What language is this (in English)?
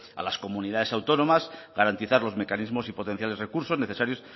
Spanish